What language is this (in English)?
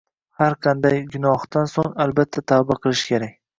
Uzbek